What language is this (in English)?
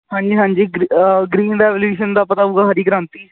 Punjabi